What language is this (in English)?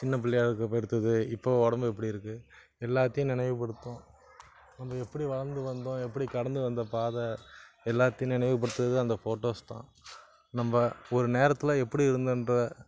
Tamil